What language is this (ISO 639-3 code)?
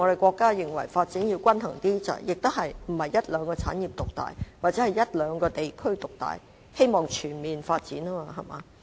yue